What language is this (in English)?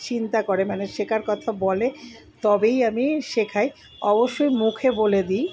Bangla